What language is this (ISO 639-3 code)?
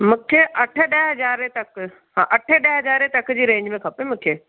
snd